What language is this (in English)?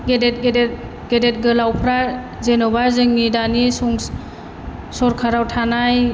Bodo